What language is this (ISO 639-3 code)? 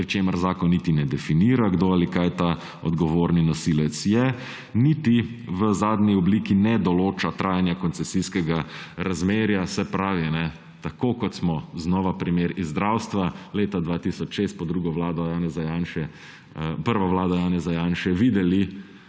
slv